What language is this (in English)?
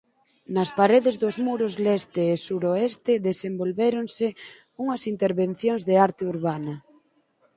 Galician